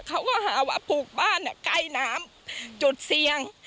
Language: Thai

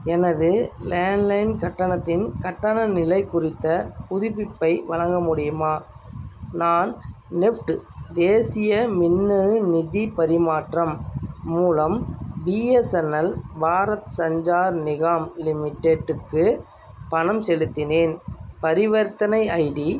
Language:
Tamil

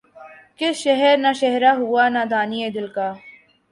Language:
Urdu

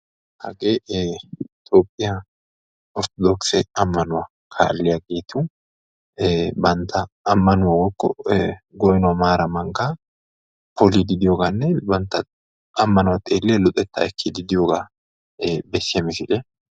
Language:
Wolaytta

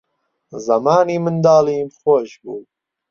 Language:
Central Kurdish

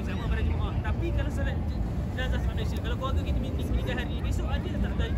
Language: Malay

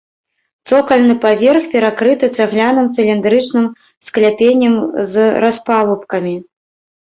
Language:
Belarusian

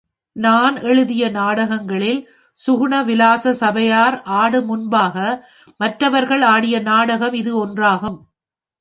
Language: Tamil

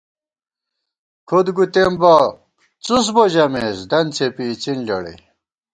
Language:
Gawar-Bati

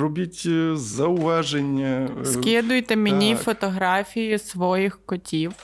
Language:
Ukrainian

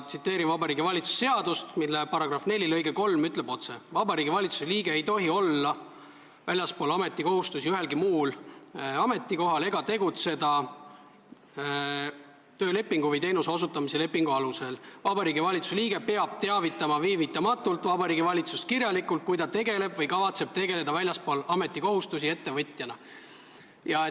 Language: Estonian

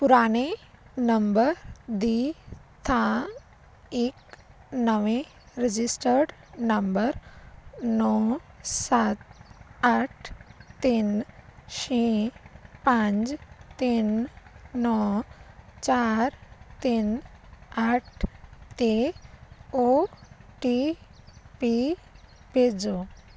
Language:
Punjabi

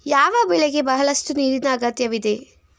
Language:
Kannada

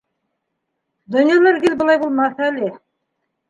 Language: Bashkir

